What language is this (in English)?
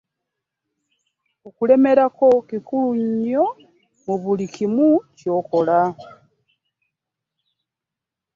Ganda